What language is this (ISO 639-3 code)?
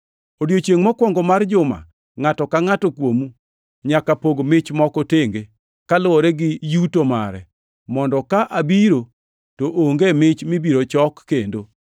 luo